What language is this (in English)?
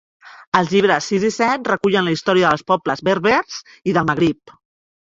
Catalan